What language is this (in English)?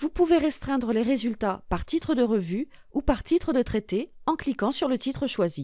French